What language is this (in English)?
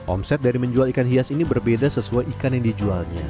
Indonesian